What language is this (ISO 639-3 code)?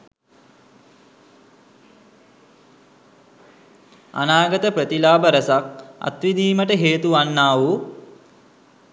sin